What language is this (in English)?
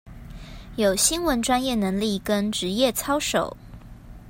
Chinese